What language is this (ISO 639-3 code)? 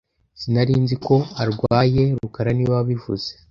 kin